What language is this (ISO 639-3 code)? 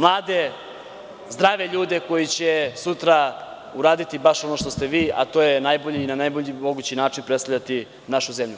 srp